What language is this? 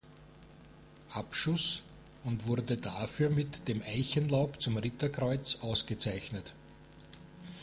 German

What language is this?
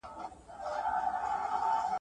Pashto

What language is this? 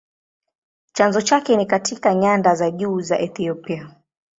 Swahili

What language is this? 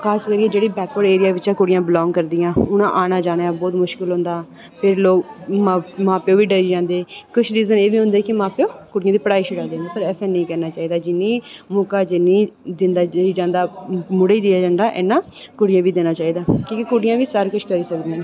Dogri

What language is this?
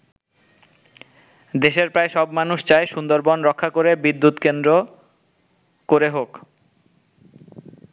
Bangla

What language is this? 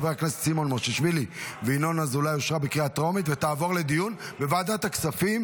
Hebrew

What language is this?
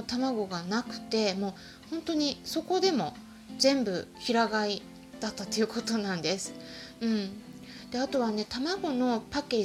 Japanese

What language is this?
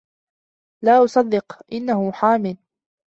Arabic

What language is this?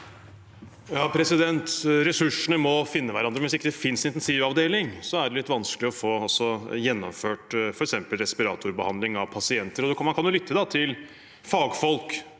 Norwegian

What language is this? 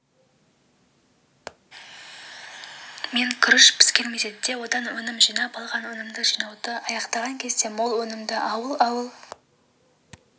Kazakh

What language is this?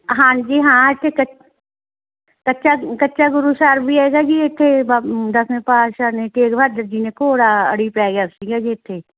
Punjabi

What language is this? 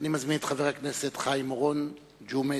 Hebrew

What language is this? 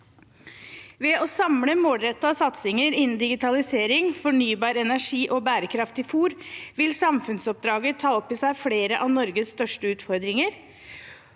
Norwegian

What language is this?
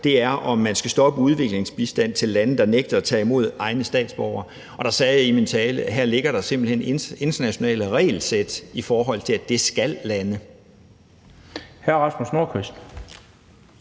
Danish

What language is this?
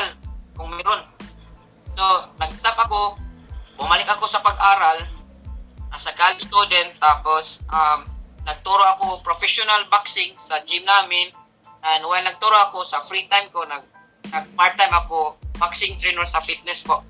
Filipino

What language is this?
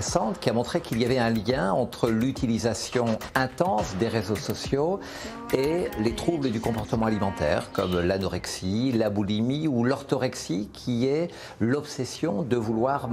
French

